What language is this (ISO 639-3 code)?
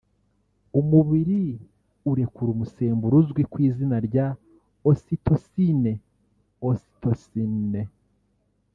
kin